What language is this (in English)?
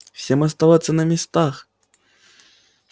Russian